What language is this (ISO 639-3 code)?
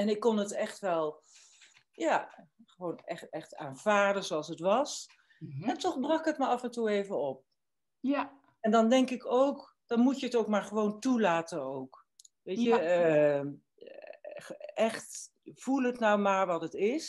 nld